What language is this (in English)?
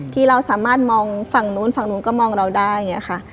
Thai